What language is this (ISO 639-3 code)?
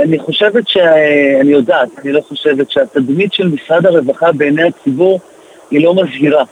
heb